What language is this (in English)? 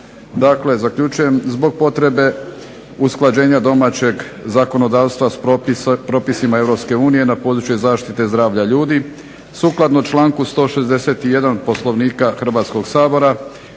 Croatian